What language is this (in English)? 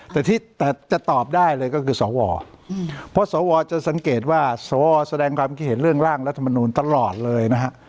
Thai